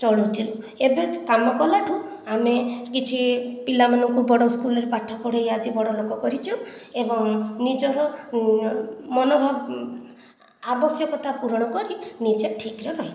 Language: Odia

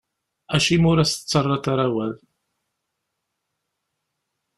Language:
Kabyle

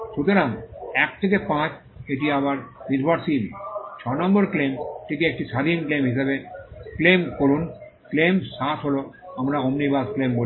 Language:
Bangla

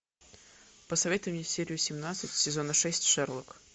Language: Russian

